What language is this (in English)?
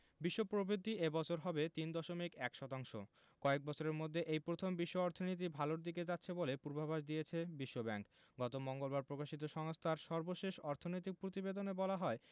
Bangla